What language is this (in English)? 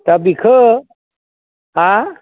Bodo